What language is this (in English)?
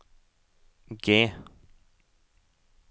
Norwegian